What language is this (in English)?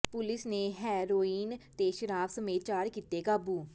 Punjabi